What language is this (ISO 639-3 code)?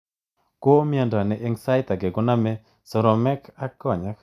kln